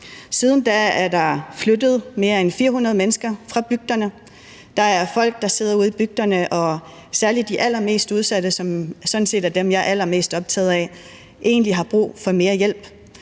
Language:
Danish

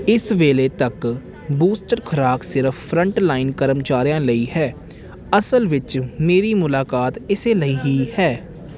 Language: Punjabi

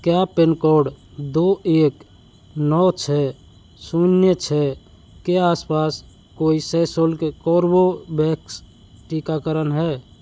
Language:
Hindi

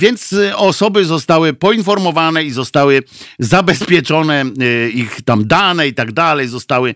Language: Polish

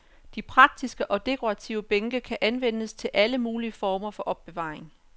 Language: Danish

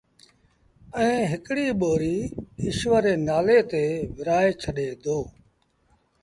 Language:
Sindhi Bhil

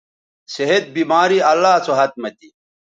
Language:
Bateri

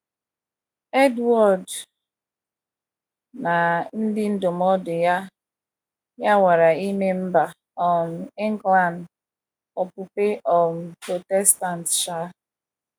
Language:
Igbo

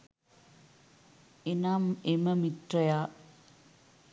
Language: Sinhala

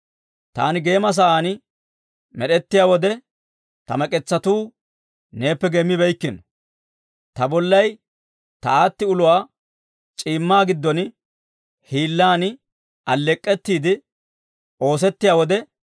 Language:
Dawro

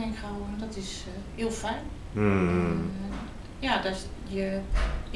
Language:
Dutch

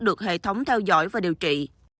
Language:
Vietnamese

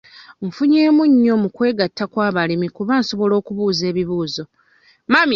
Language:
Ganda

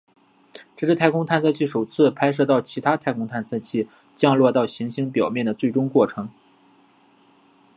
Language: Chinese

